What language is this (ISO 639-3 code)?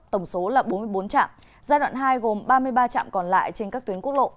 vie